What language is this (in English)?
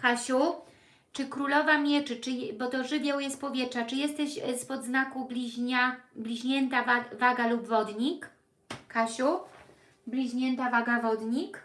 Polish